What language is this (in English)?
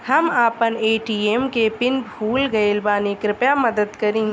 Bhojpuri